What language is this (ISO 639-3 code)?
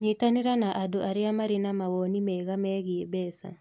kik